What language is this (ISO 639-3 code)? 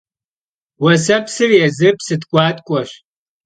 kbd